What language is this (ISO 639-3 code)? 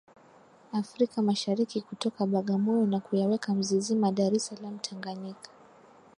swa